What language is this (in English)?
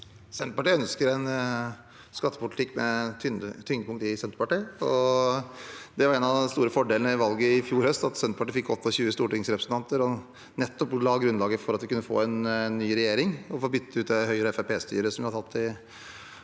Norwegian